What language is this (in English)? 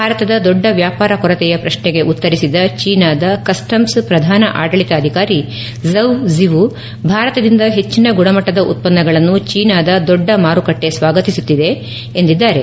Kannada